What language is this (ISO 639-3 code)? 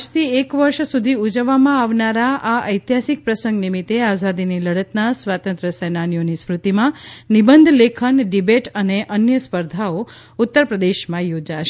guj